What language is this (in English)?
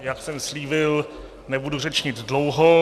Czech